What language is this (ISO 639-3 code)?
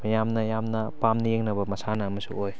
mni